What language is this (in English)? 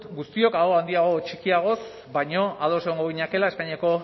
Basque